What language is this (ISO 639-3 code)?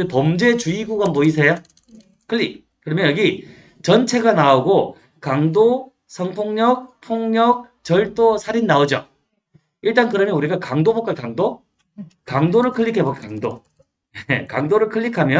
kor